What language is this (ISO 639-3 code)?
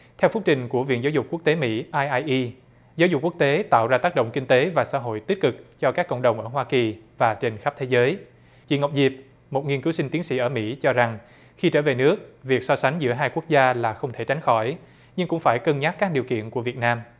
vie